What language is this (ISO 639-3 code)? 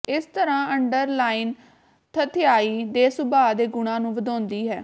pan